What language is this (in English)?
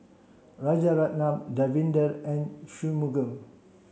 English